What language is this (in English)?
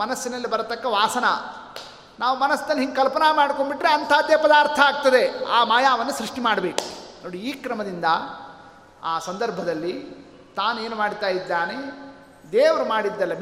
Kannada